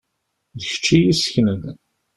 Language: Kabyle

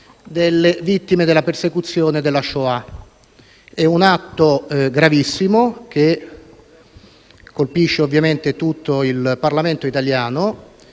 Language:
Italian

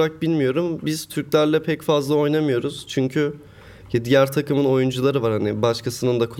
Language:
Turkish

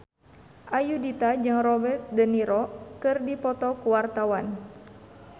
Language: Sundanese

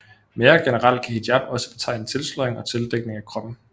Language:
Danish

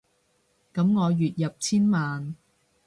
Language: Cantonese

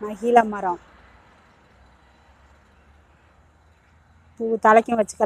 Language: Indonesian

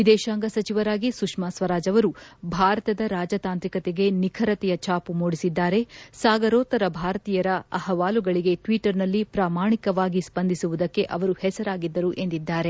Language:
Kannada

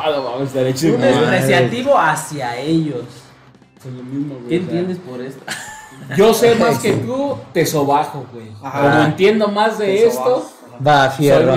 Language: Spanish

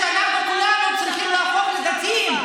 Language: Hebrew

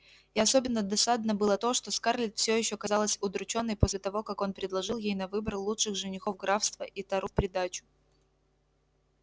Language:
Russian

